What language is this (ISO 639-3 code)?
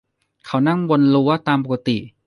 tha